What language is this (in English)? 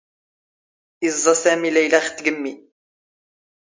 Standard Moroccan Tamazight